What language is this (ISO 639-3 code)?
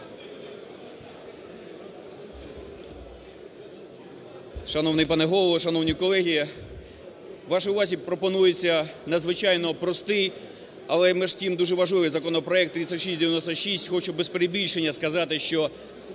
ukr